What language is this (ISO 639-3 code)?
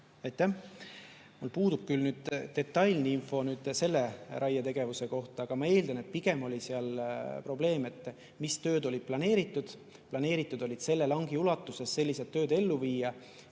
est